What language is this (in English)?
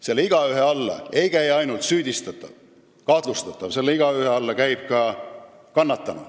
Estonian